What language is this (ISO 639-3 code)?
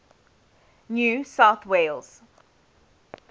eng